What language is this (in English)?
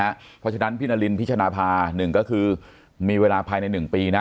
Thai